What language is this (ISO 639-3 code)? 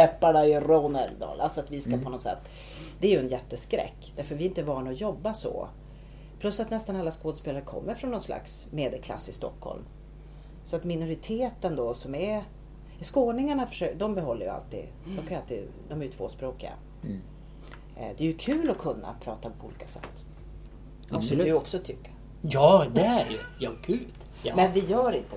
swe